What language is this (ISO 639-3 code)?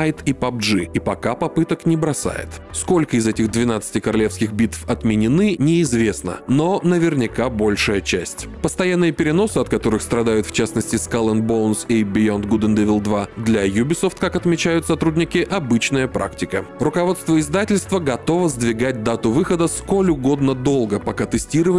rus